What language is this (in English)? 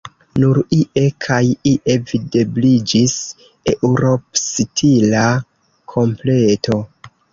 Esperanto